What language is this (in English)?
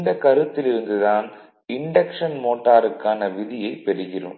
Tamil